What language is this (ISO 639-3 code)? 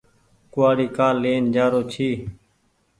gig